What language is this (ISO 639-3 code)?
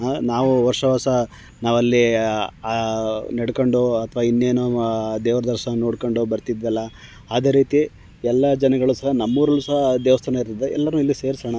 kan